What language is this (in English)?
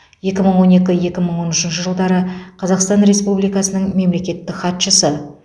Kazakh